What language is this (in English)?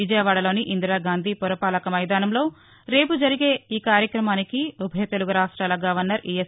Telugu